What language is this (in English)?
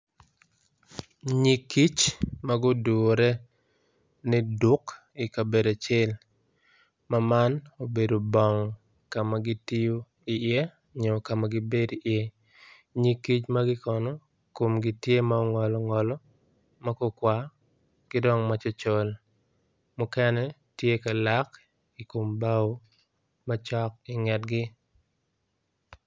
Acoli